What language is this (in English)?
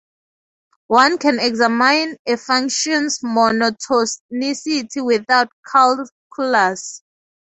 English